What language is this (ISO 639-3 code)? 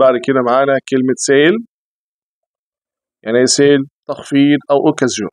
ara